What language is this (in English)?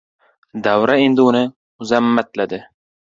Uzbek